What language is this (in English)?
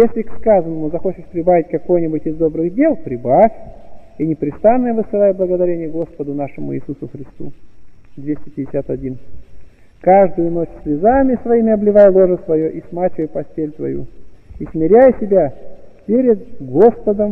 Russian